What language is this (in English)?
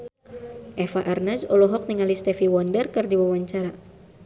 Sundanese